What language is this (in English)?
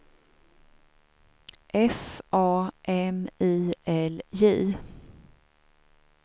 Swedish